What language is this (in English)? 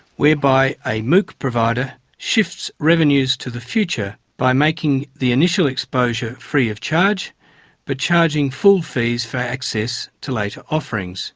English